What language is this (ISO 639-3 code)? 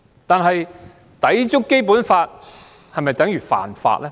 yue